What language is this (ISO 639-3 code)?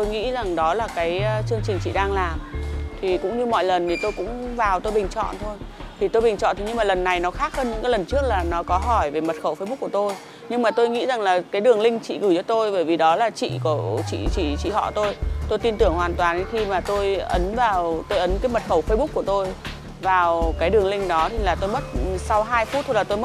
vie